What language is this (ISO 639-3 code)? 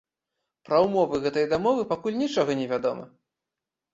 bel